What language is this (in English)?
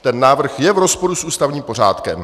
Czech